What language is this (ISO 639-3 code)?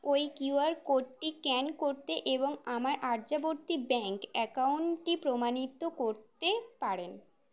ben